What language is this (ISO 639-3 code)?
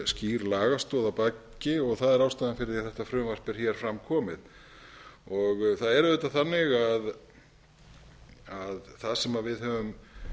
isl